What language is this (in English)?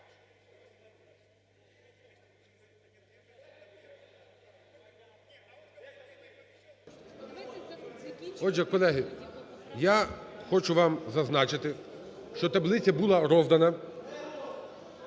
Ukrainian